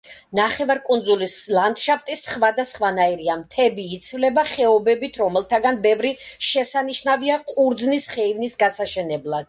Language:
Georgian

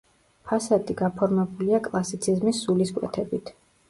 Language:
Georgian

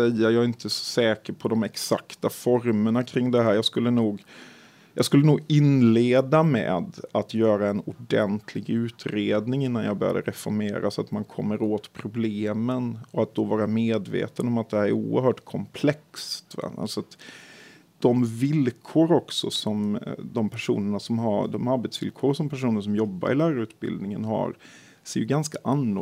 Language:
Swedish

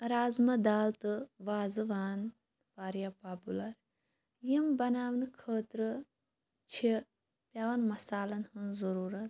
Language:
Kashmiri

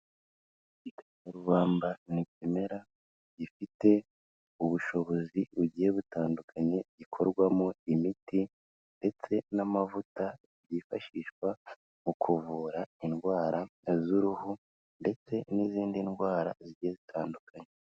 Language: Kinyarwanda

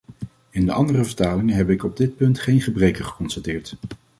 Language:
Dutch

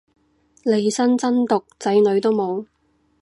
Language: Cantonese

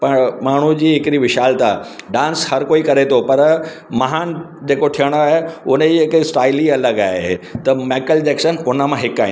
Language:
Sindhi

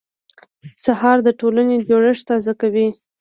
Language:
Pashto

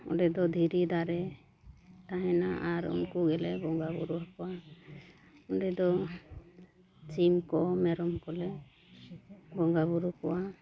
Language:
Santali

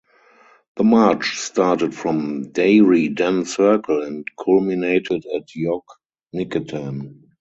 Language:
English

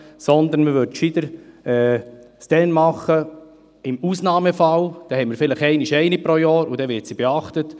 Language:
Swiss German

